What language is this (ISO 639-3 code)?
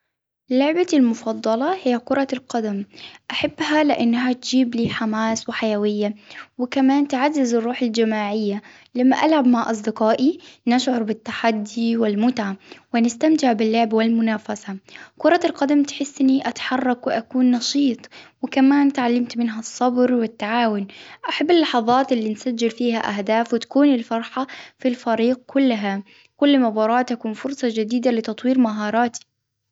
acw